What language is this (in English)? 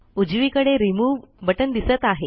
Marathi